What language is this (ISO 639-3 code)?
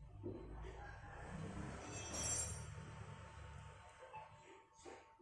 ind